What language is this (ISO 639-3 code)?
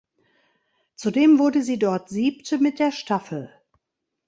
deu